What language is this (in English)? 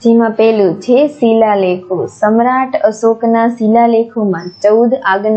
Gujarati